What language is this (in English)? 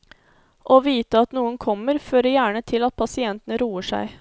Norwegian